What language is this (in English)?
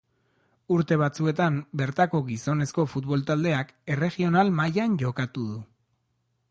Basque